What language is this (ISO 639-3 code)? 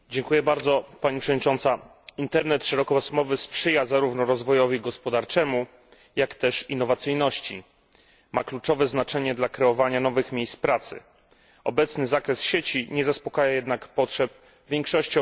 pol